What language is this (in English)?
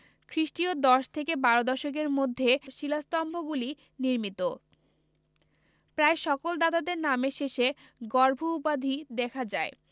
Bangla